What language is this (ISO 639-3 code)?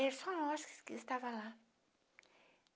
por